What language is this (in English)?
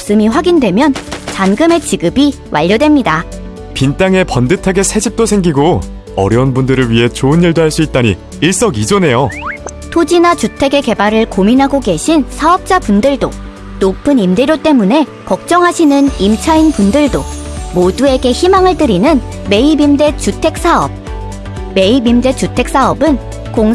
Korean